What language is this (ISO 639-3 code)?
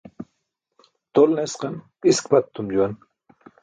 bsk